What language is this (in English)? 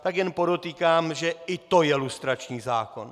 Czech